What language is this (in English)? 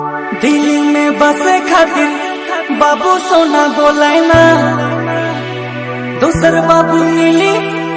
Hindi